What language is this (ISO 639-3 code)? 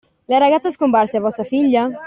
ita